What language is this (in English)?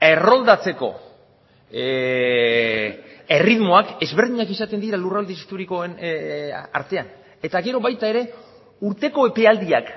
Basque